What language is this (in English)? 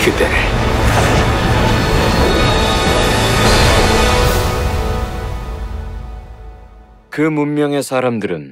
Korean